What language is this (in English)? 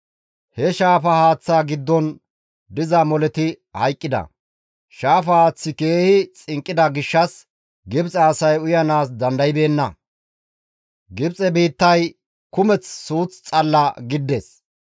Gamo